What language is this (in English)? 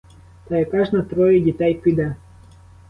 Ukrainian